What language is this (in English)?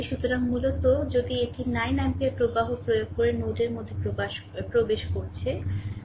Bangla